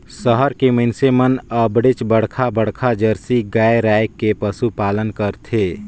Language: Chhattisgarhi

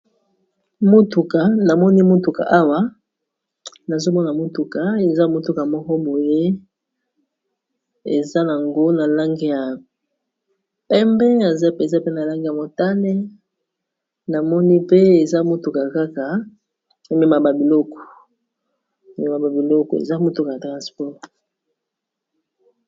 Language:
Lingala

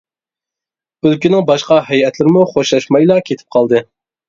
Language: Uyghur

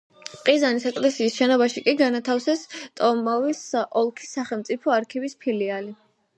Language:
Georgian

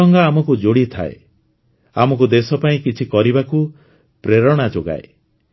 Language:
Odia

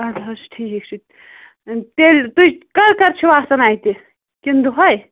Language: Kashmiri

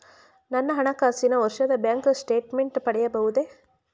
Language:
Kannada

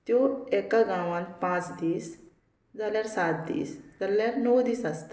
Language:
Konkani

